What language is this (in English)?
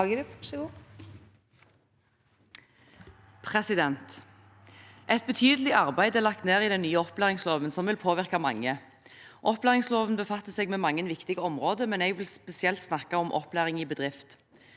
Norwegian